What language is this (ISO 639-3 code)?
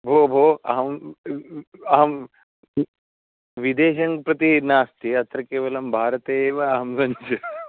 san